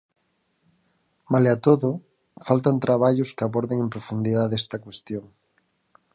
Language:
Galician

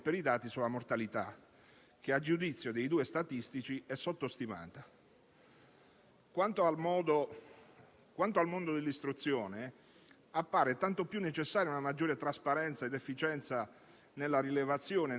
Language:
Italian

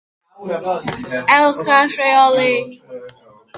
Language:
Welsh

